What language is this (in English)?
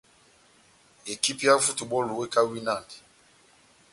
Batanga